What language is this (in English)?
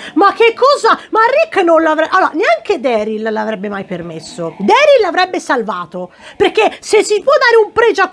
Italian